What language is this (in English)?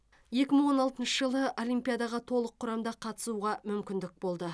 Kazakh